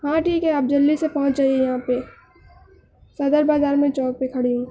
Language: Urdu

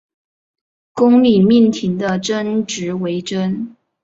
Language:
Chinese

